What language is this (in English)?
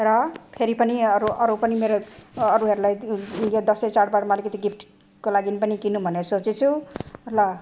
Nepali